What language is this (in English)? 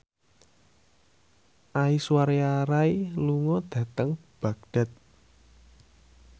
Javanese